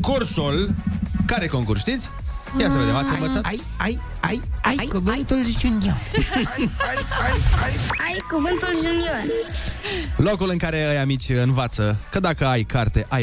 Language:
Romanian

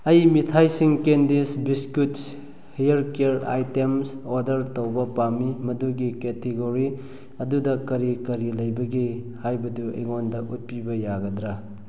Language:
Manipuri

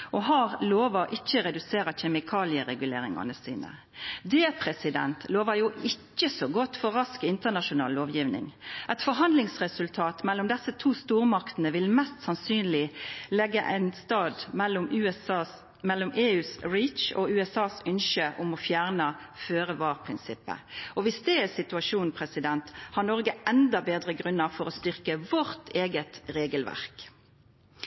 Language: Norwegian Nynorsk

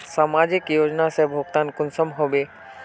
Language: Magahi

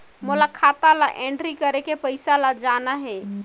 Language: Chhattisgarhi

